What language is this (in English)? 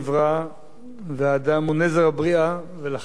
Hebrew